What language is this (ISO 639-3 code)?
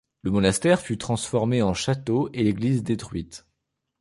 fra